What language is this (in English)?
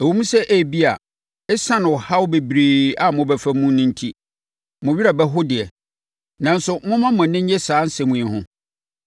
Akan